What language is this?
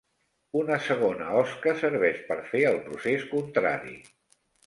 Catalan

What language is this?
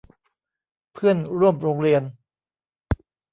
Thai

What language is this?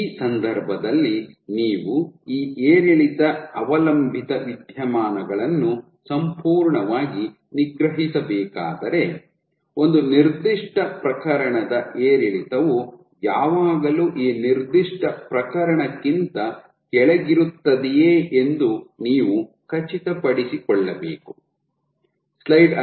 Kannada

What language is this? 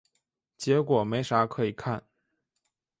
Chinese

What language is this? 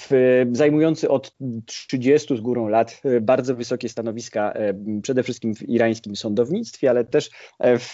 Polish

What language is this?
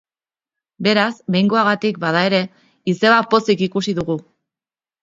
Basque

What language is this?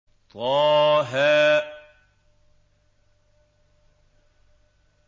Arabic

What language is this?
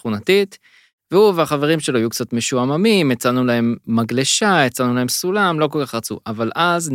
Hebrew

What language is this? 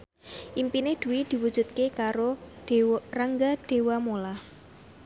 Javanese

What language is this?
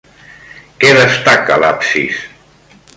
Catalan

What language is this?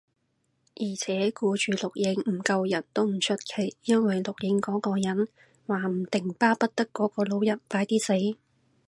Cantonese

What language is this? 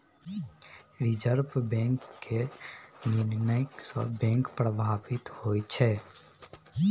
Maithili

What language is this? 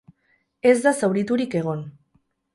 Basque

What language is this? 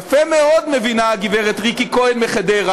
Hebrew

